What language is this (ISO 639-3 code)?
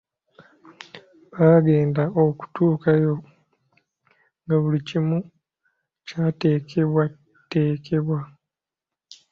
lug